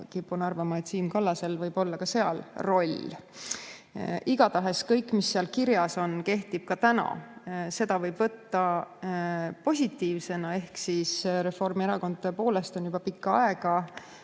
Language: Estonian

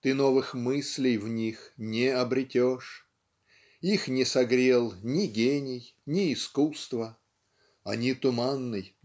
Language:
Russian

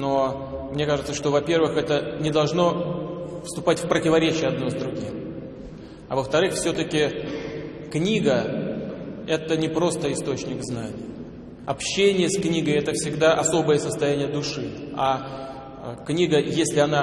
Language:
Russian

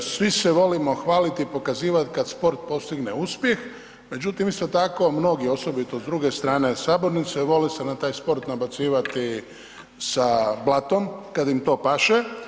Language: Croatian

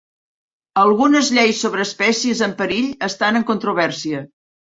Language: Catalan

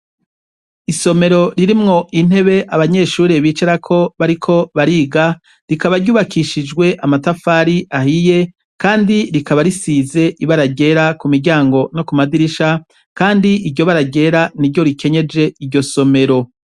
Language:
Rundi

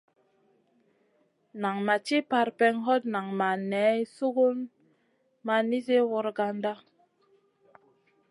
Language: Masana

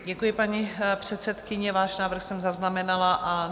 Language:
Czech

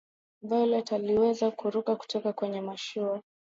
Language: Swahili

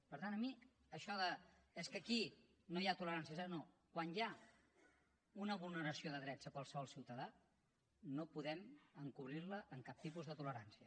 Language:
Catalan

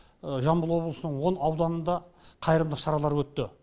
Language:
Kazakh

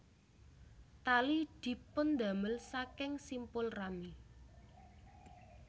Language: Javanese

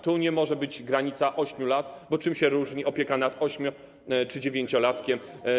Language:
Polish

